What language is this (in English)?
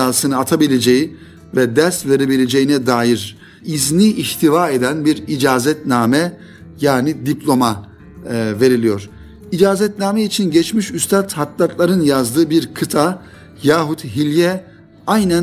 Turkish